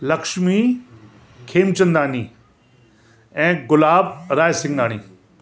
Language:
Sindhi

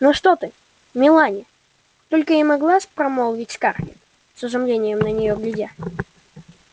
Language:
Russian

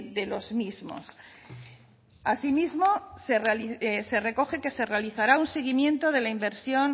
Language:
Spanish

